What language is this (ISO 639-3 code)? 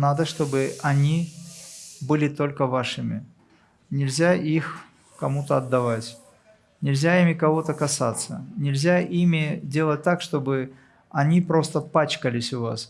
rus